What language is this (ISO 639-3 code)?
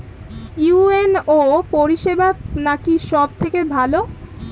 ben